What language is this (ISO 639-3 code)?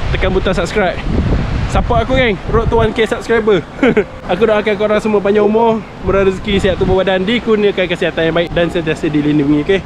msa